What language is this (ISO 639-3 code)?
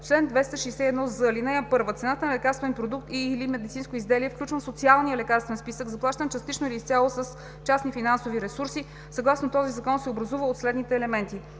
bul